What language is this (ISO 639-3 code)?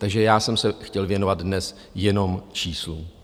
ces